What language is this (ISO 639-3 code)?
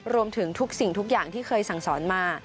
tha